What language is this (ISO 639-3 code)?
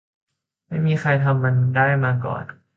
tha